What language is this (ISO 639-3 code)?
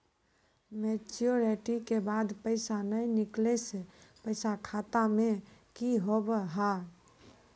mai